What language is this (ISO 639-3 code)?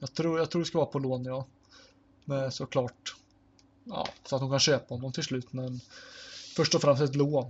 swe